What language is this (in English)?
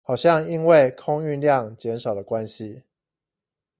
Chinese